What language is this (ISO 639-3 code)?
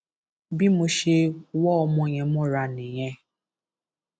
yor